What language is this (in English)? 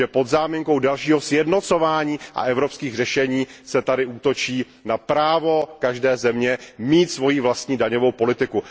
Czech